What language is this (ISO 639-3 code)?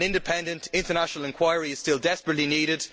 eng